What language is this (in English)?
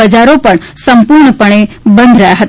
Gujarati